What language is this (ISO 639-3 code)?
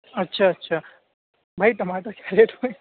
urd